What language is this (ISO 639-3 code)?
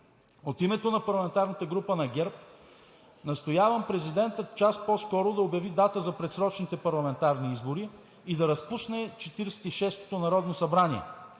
bul